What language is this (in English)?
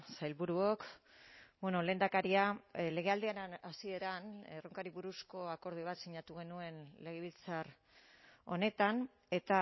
Basque